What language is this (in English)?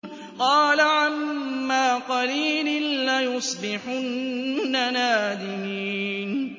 Arabic